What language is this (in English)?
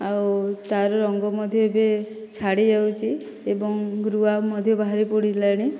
Odia